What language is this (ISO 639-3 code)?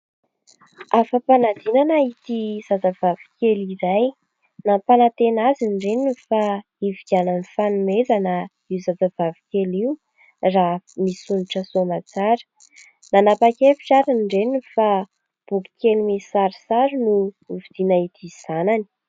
mlg